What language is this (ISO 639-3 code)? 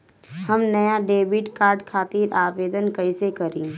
bho